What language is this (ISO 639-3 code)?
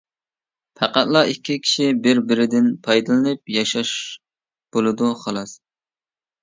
uig